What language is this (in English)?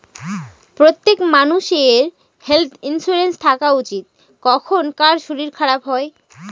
Bangla